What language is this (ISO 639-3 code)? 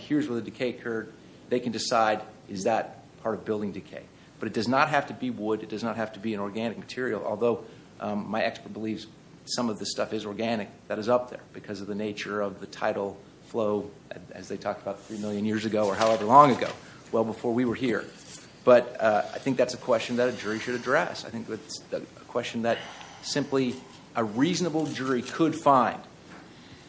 eng